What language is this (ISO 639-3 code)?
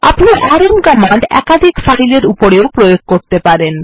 ben